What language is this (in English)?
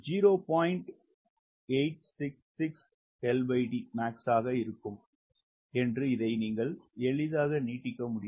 Tamil